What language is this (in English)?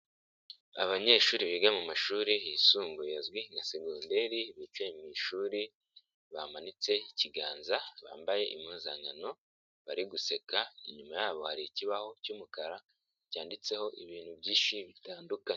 Kinyarwanda